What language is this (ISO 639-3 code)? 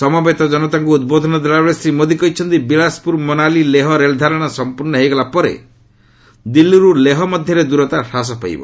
ori